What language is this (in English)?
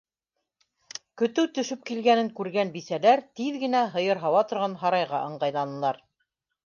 Bashkir